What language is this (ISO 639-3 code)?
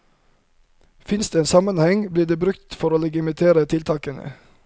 nor